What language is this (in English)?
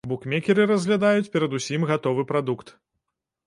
Belarusian